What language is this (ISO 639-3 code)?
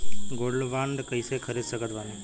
bho